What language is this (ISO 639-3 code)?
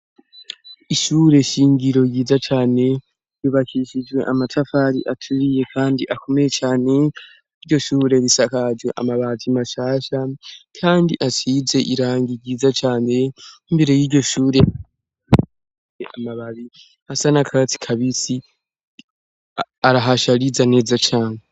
run